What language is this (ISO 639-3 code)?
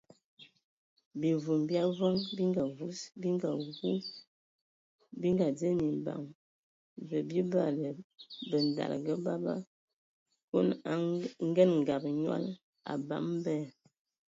ewo